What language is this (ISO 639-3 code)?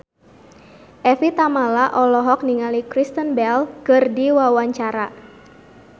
sun